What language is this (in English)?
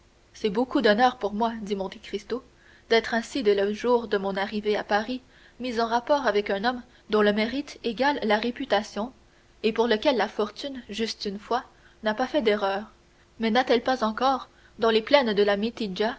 French